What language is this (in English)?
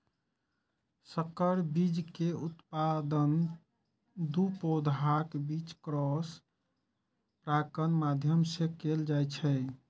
Maithili